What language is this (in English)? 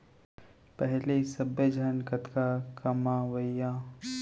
Chhattisgarhi